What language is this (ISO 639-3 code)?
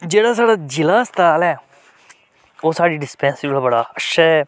doi